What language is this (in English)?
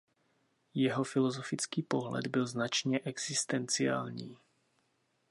Czech